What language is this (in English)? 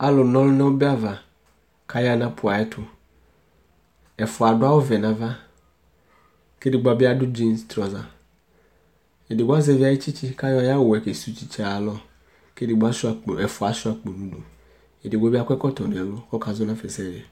Ikposo